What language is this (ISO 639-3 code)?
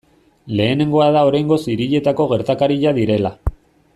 eus